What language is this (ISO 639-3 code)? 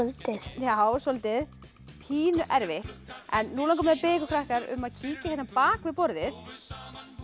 isl